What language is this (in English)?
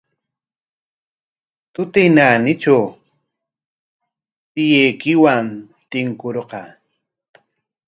Corongo Ancash Quechua